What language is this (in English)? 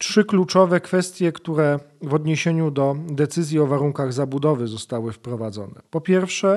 Polish